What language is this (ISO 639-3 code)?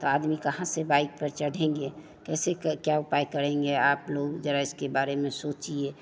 hin